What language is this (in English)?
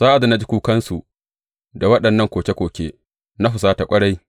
Hausa